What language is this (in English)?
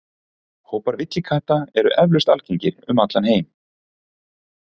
Icelandic